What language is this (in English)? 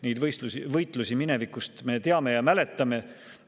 Estonian